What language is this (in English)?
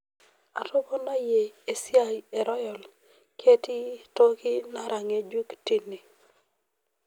Masai